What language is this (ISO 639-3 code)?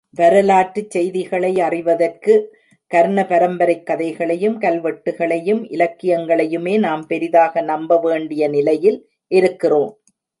tam